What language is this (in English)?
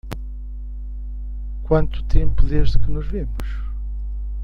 Portuguese